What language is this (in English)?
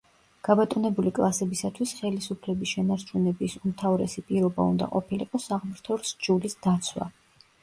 Georgian